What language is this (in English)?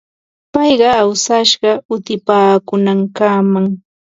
Ambo-Pasco Quechua